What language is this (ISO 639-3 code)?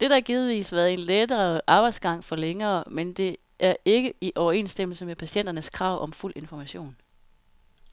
dan